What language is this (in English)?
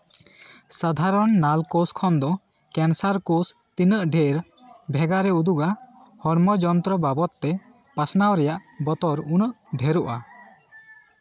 Santali